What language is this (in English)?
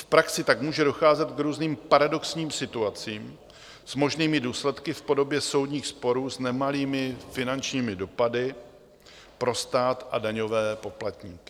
Czech